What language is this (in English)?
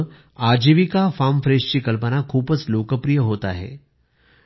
Marathi